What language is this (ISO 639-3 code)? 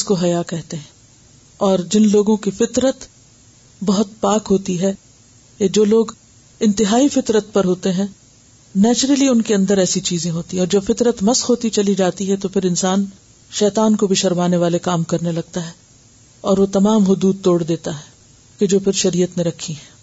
urd